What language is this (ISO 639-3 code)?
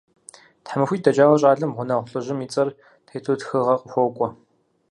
kbd